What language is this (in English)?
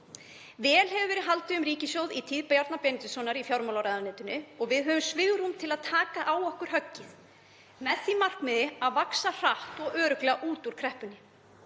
Icelandic